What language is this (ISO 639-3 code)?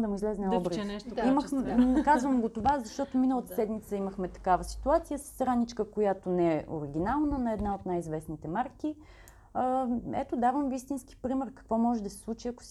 bul